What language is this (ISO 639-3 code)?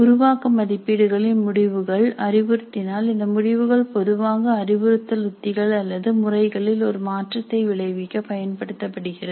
tam